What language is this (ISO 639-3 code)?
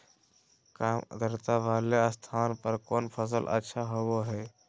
mag